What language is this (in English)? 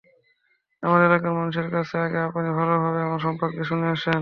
Bangla